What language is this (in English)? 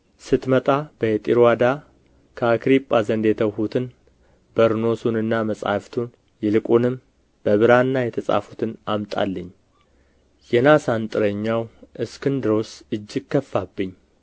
Amharic